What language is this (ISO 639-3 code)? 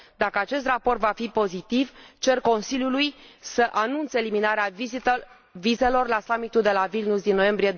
ron